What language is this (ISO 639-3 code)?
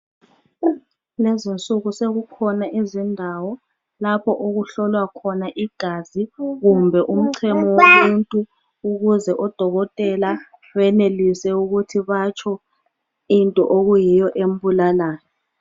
nde